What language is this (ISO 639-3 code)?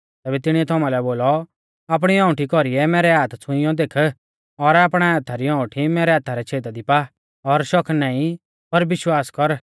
bfz